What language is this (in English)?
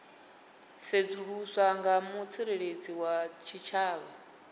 Venda